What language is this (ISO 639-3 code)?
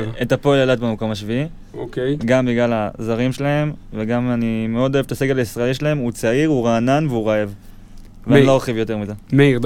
heb